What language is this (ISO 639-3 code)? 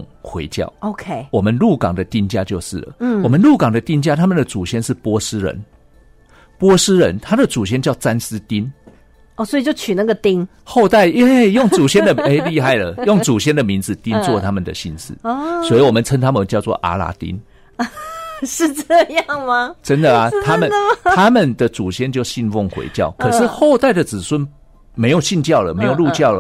zho